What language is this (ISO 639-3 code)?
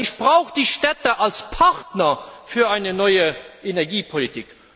deu